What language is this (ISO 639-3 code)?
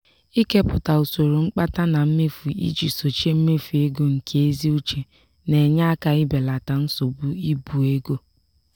ibo